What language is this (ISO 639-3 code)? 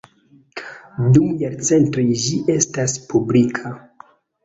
epo